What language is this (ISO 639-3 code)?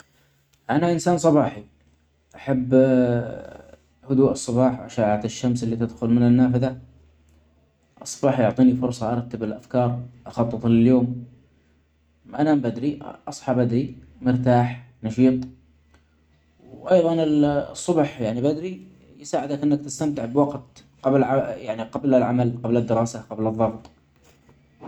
acx